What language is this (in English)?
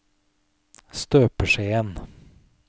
Norwegian